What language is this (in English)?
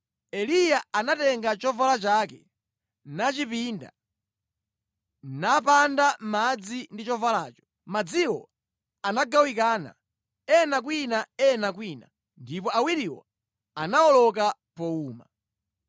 Nyanja